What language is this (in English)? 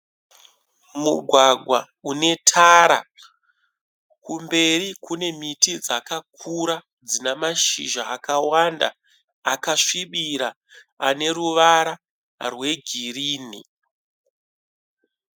Shona